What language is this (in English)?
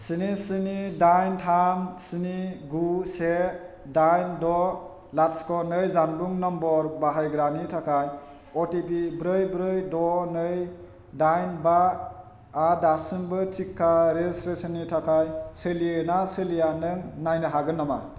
Bodo